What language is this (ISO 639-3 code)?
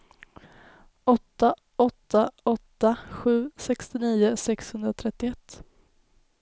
swe